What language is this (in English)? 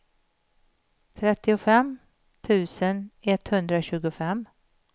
Swedish